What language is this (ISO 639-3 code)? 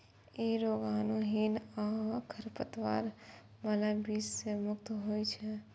mai